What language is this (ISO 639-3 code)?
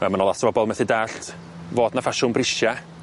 cym